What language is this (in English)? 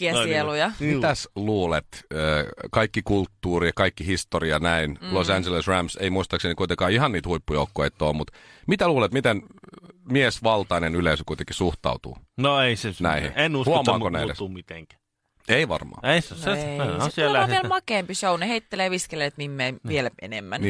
Finnish